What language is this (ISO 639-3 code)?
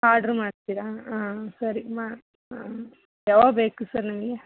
kan